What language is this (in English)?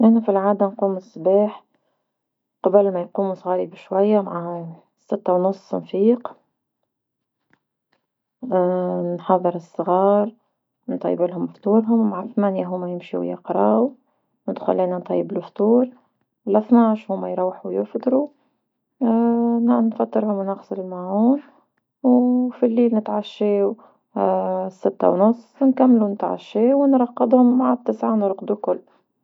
Tunisian Arabic